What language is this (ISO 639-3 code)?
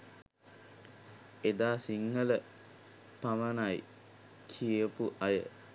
sin